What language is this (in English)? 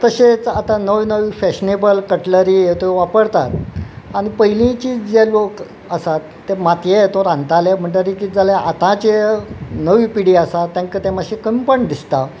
Konkani